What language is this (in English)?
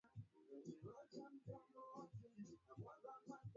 Swahili